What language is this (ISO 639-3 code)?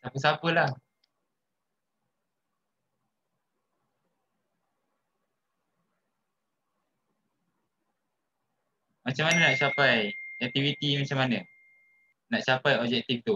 msa